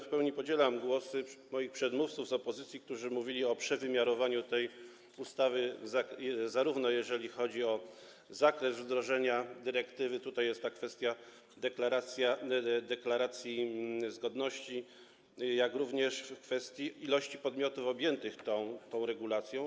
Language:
Polish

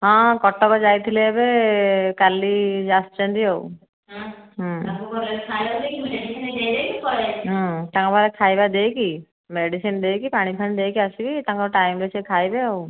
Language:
Odia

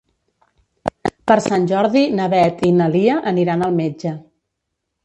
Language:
Catalan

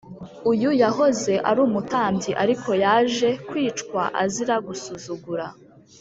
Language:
Kinyarwanda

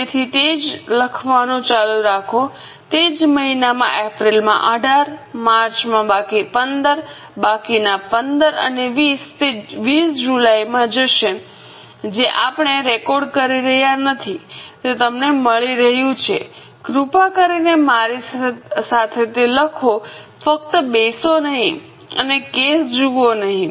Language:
Gujarati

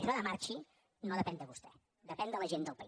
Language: Catalan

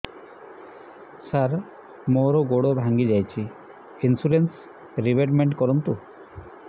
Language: Odia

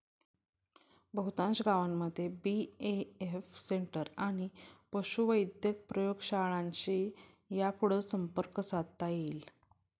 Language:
Marathi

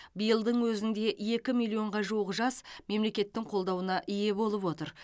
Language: Kazakh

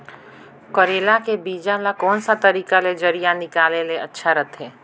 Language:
Chhattisgarhi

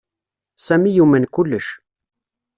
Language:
Kabyle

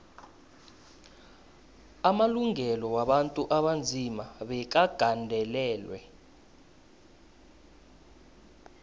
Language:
South Ndebele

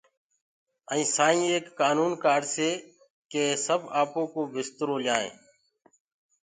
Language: Gurgula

